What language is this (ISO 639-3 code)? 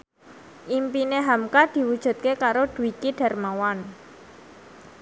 jav